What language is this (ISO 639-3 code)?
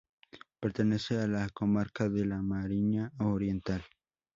spa